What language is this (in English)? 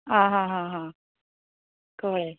Konkani